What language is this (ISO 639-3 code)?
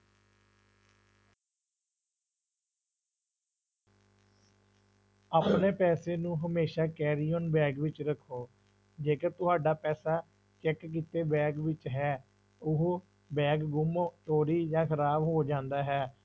pan